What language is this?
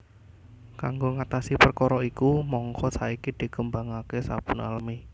Javanese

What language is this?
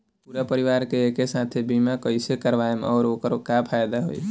Bhojpuri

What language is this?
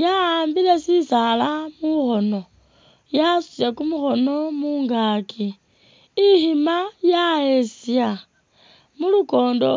Masaaba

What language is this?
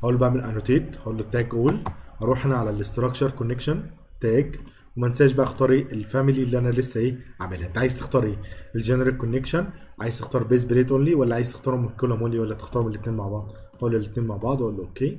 Arabic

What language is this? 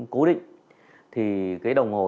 Vietnamese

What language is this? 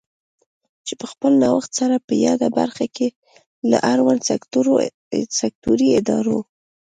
Pashto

